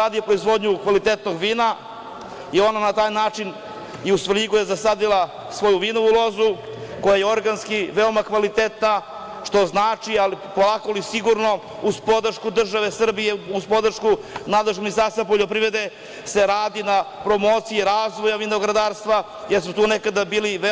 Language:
Serbian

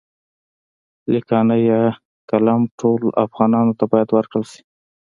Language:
Pashto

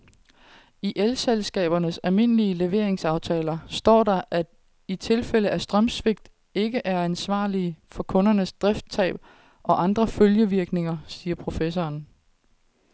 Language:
Danish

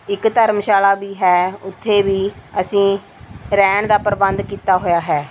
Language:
Punjabi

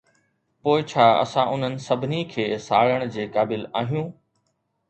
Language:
Sindhi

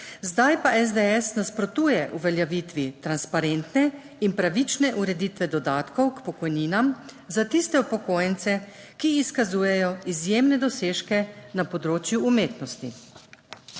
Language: Slovenian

